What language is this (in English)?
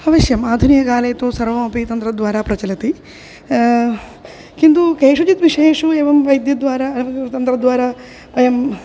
Sanskrit